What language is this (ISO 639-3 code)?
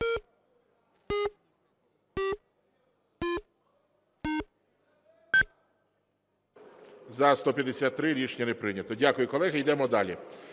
ukr